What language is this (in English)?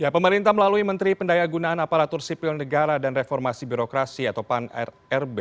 Indonesian